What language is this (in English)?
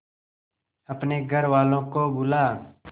Hindi